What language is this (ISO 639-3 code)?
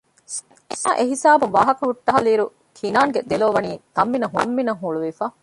div